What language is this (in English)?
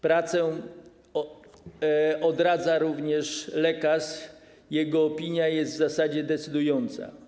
Polish